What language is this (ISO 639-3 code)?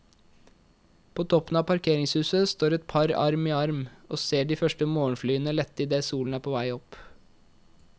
nor